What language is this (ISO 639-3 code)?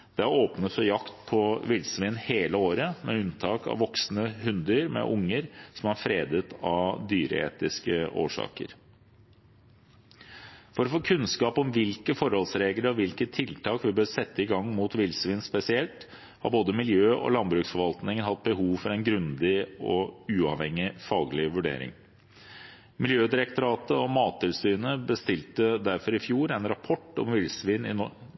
nob